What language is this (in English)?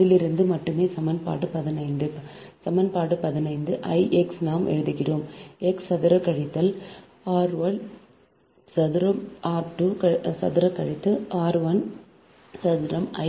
Tamil